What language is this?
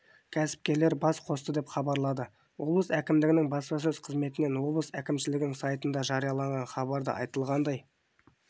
Kazakh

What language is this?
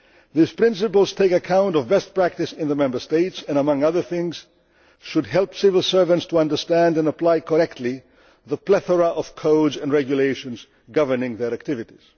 English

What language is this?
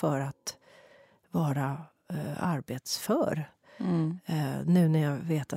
Swedish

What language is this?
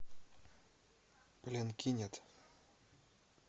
Russian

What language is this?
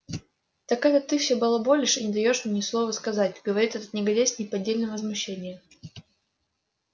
Russian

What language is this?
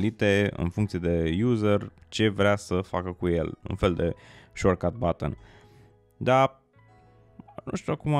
Romanian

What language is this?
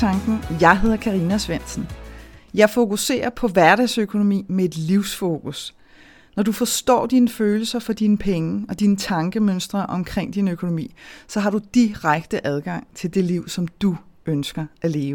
Danish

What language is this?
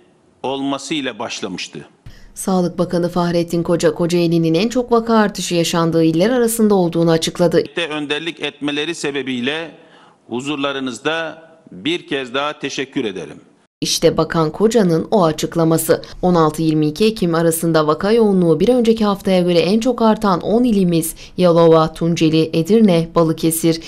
Turkish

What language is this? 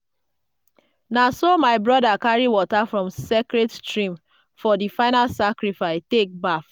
Nigerian Pidgin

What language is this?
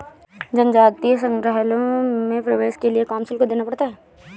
Hindi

